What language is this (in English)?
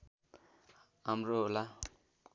Nepali